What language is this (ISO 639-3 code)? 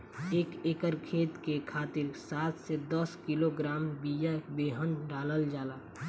bho